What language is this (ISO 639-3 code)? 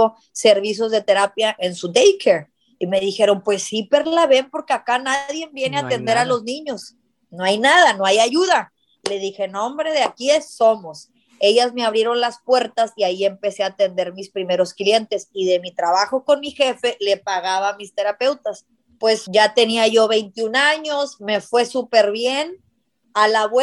spa